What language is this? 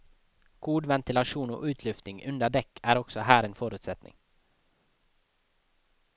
Norwegian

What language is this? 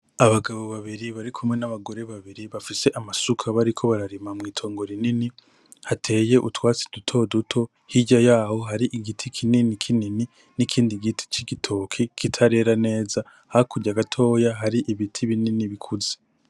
Rundi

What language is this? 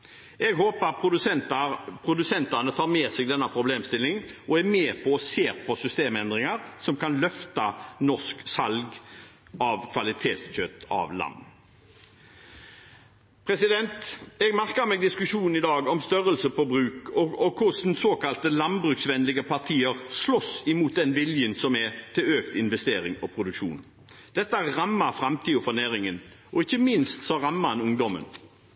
Norwegian Bokmål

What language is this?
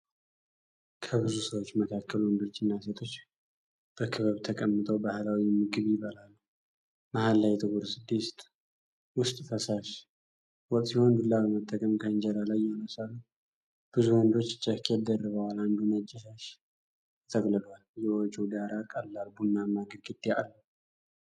Amharic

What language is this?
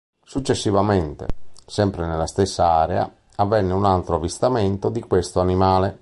Italian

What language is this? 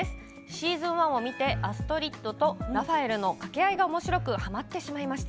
Japanese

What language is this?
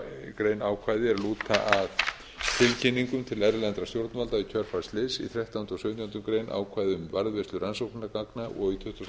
Icelandic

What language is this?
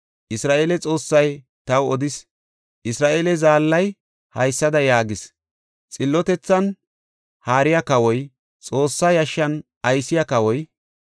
Gofa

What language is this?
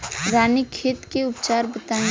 Bhojpuri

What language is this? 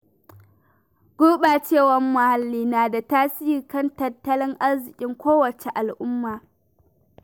Hausa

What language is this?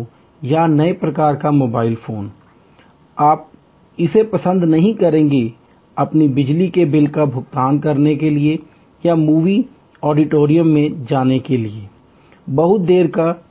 Hindi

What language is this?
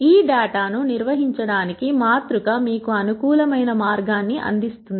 Telugu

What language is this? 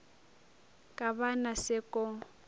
Northern Sotho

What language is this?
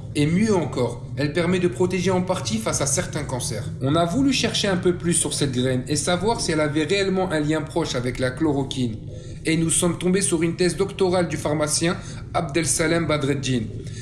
French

